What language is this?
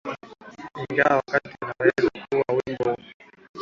Swahili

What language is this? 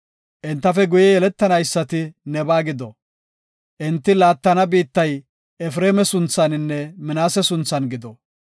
Gofa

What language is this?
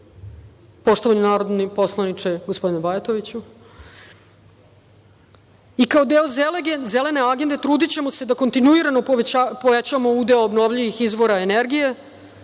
Serbian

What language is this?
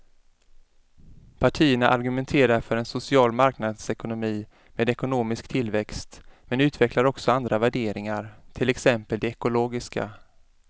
Swedish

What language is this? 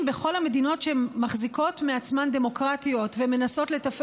Hebrew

